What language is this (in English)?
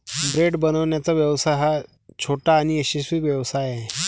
Marathi